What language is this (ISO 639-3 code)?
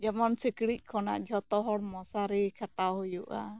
sat